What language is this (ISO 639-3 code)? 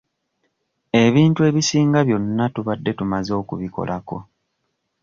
lug